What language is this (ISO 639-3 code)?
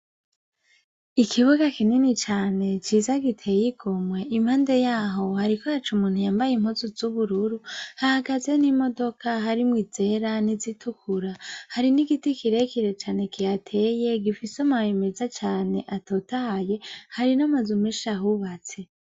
run